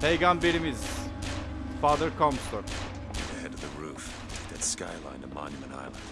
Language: Turkish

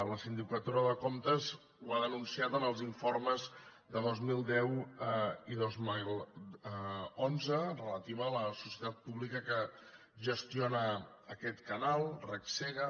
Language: Catalan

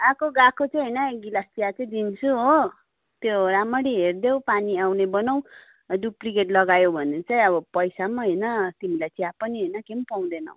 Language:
Nepali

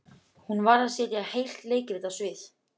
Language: Icelandic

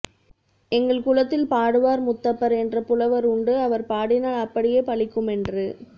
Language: Tamil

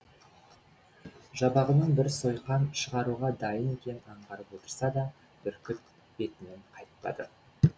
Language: Kazakh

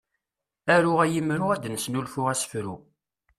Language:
Kabyle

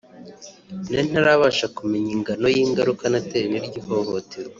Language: Kinyarwanda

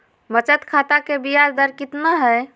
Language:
Magahi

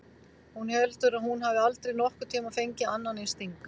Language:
Icelandic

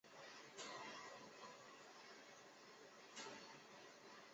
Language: Chinese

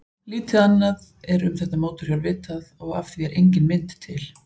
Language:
Icelandic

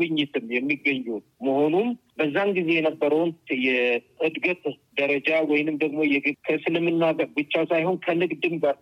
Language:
Amharic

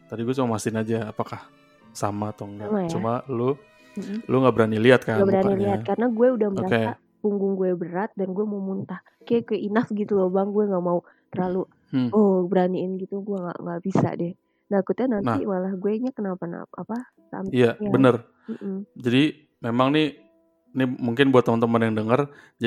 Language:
Indonesian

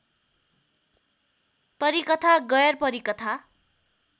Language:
Nepali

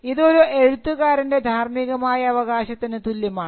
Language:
Malayalam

